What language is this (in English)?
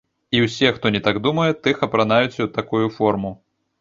Belarusian